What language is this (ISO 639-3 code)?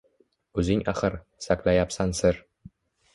uzb